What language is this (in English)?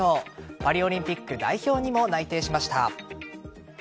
Japanese